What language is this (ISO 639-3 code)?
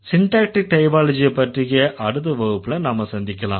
tam